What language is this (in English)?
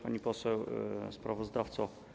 Polish